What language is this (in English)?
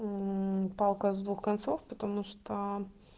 Russian